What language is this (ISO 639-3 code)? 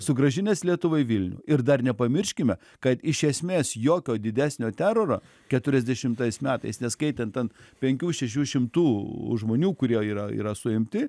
lit